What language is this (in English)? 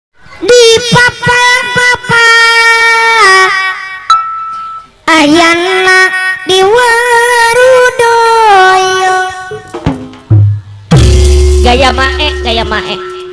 Indonesian